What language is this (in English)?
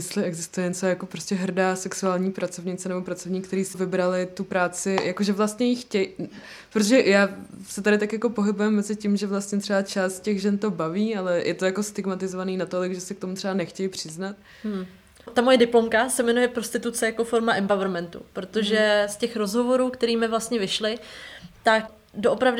Czech